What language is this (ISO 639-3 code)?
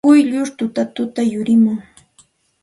qxt